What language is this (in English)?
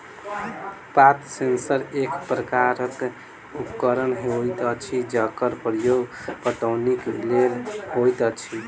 Maithili